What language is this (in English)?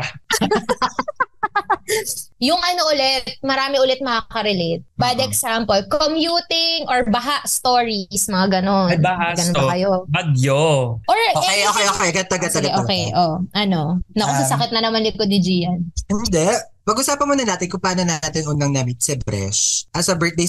Filipino